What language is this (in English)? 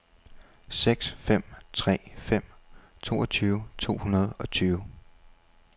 Danish